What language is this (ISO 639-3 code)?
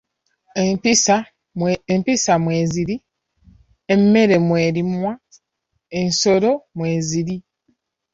lug